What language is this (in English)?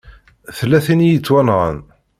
Kabyle